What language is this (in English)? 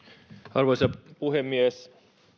Finnish